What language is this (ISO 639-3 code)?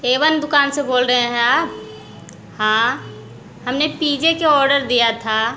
hin